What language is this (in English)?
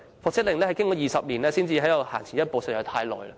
Cantonese